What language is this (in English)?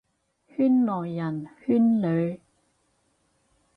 Cantonese